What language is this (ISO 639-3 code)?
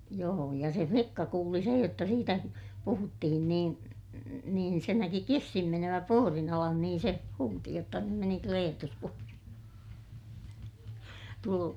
fin